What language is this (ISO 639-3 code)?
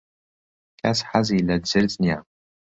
ckb